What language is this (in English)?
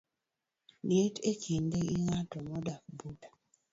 Luo (Kenya and Tanzania)